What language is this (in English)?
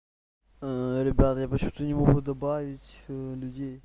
Russian